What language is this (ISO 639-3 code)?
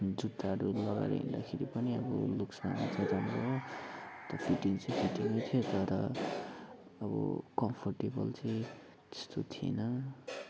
nep